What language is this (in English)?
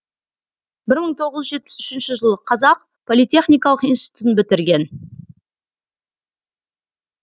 Kazakh